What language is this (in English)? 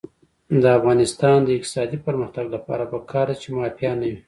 Pashto